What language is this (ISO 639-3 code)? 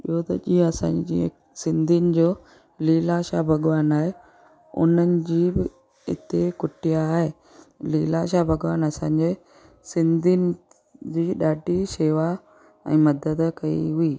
snd